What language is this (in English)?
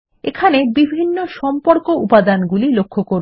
Bangla